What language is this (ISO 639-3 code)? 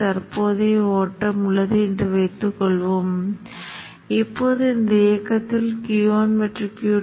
tam